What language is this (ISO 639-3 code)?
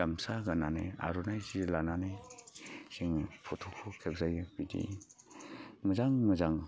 brx